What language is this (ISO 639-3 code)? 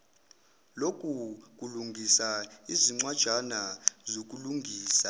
zul